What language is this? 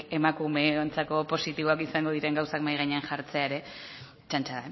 Basque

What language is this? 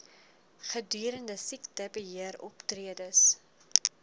Afrikaans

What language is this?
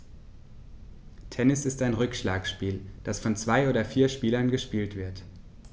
German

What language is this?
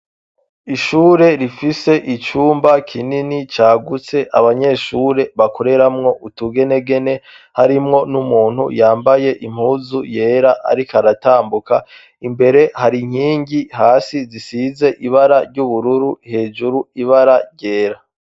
Rundi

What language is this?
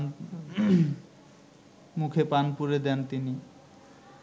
Bangla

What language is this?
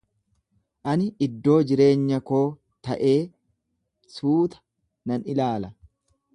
Oromo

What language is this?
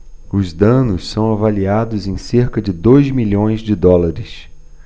Portuguese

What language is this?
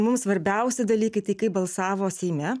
Lithuanian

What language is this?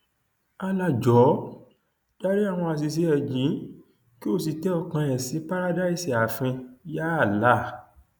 Yoruba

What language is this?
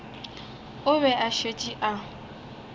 Northern Sotho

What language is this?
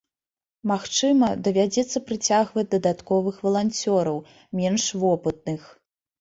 Belarusian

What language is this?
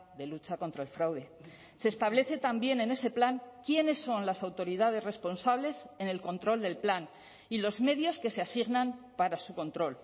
Spanish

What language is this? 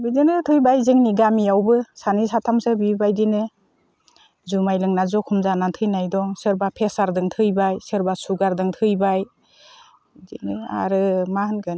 Bodo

